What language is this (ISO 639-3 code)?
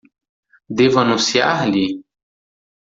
por